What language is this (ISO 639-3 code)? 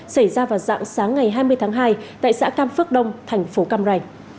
vie